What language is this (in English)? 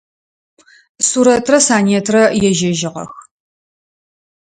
Adyghe